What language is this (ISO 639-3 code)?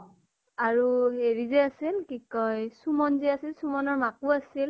asm